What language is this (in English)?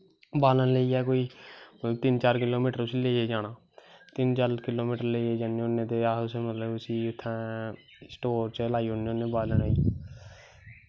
Dogri